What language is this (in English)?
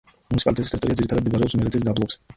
Georgian